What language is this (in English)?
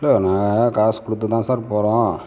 Tamil